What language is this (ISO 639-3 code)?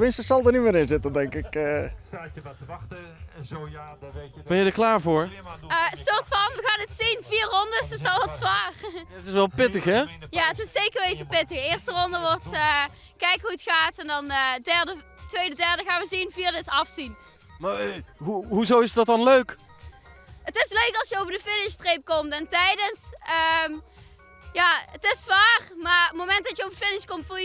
nld